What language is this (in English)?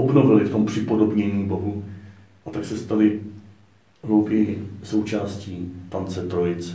Czech